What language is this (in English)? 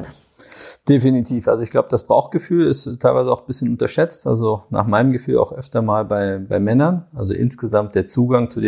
German